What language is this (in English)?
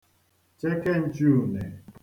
Igbo